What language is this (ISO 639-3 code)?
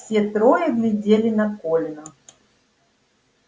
rus